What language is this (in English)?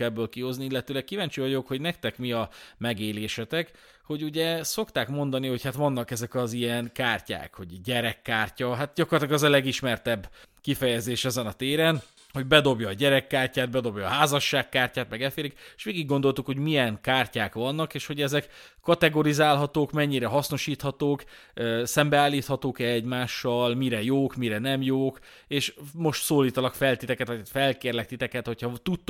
Hungarian